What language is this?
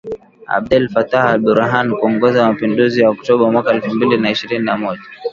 Swahili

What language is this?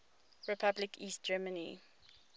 English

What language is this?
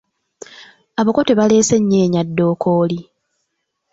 Ganda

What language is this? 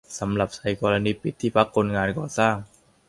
Thai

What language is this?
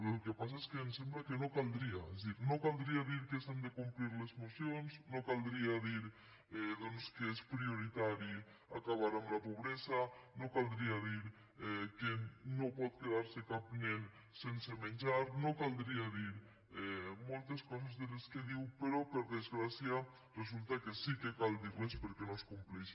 Catalan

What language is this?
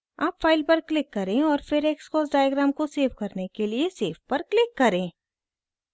Hindi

